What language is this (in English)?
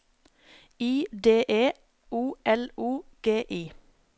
Norwegian